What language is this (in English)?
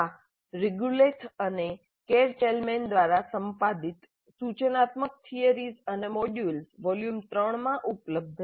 Gujarati